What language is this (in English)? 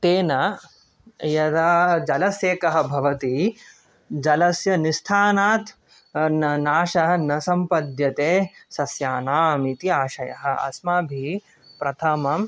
Sanskrit